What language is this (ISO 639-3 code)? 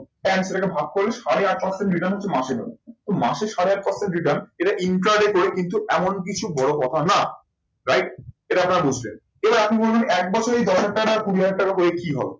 ben